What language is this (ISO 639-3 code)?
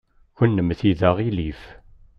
kab